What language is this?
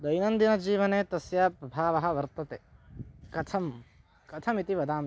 Sanskrit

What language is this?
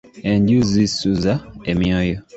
Ganda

